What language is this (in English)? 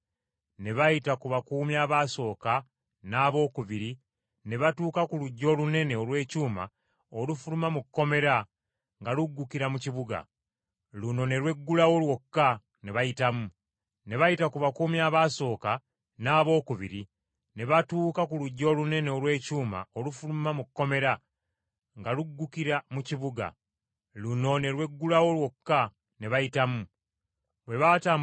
Ganda